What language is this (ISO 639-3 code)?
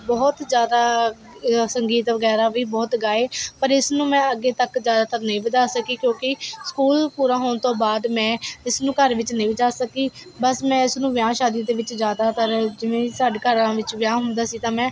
pan